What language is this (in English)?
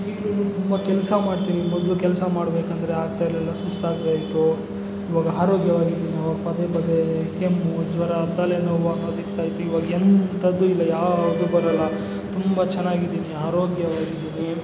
Kannada